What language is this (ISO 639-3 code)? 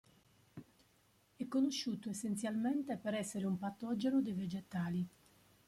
ita